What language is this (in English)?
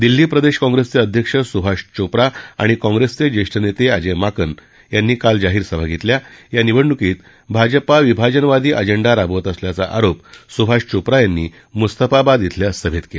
Marathi